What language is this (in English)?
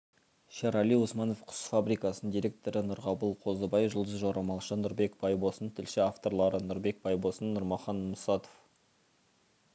Kazakh